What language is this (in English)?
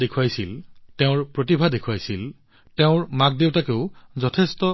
Assamese